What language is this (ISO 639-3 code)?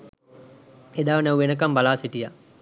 sin